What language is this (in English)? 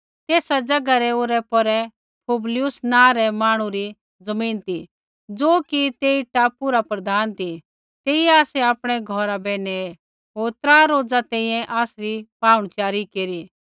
Kullu Pahari